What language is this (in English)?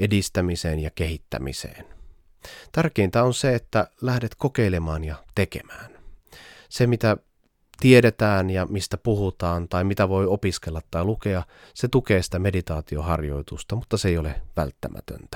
Finnish